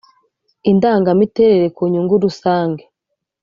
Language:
Kinyarwanda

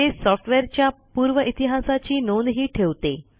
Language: Marathi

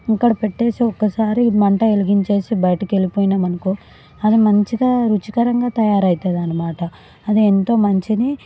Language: Telugu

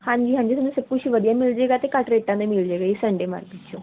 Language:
Punjabi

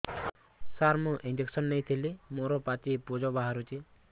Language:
Odia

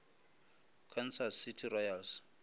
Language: Northern Sotho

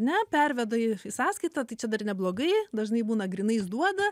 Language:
Lithuanian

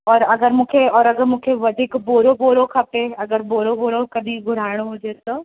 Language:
Sindhi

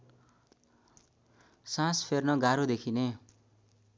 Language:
Nepali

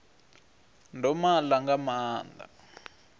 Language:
Venda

